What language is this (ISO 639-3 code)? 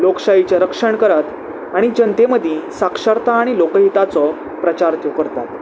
kok